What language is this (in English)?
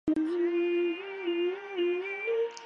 Chinese